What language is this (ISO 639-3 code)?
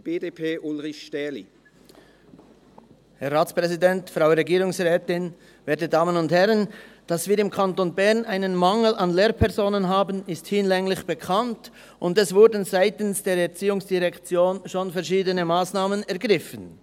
gsw